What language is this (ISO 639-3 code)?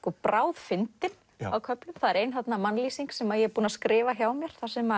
isl